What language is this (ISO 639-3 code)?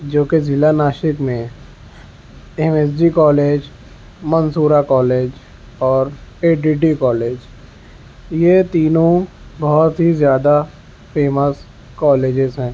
urd